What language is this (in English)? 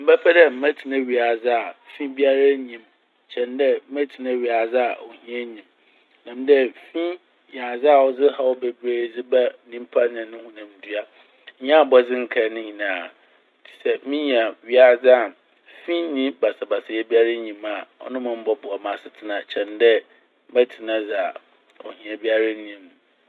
Akan